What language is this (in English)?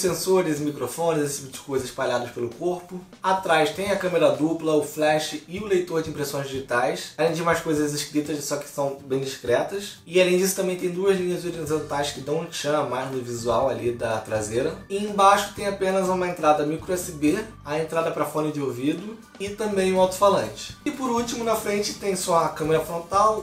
Portuguese